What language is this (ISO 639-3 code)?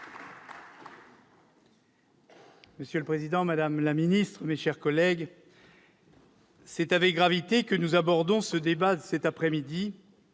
fra